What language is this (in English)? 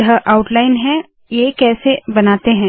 Hindi